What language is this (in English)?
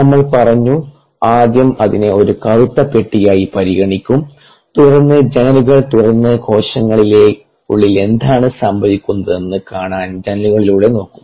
Malayalam